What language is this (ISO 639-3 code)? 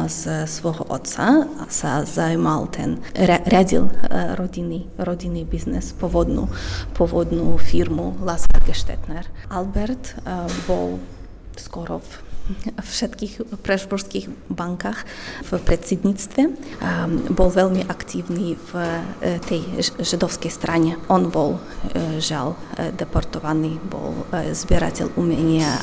slk